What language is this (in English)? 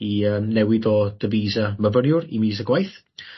Welsh